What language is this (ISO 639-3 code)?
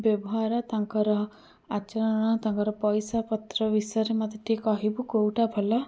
ori